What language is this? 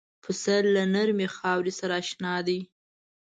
Pashto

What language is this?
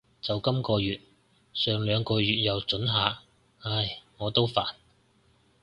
Cantonese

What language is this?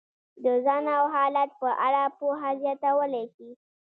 Pashto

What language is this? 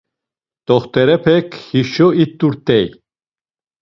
Laz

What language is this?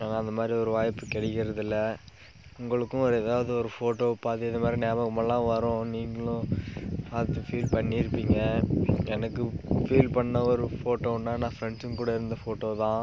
Tamil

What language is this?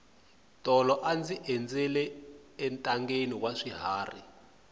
Tsonga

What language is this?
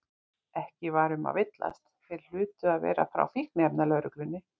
Icelandic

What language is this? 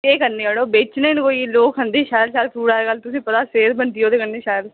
Dogri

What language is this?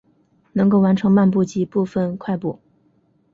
Chinese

